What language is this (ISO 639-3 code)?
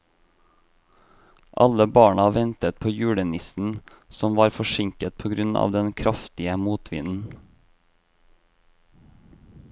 nor